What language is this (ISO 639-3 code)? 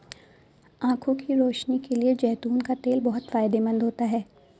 hin